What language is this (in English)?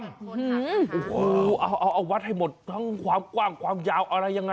Thai